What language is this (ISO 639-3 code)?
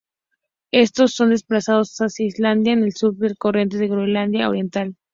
spa